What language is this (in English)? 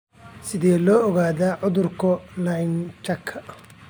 Somali